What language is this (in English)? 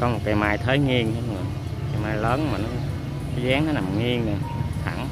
Vietnamese